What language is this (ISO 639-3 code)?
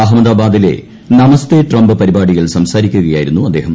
mal